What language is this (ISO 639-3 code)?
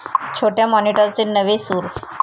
mar